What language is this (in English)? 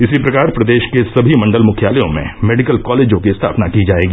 Hindi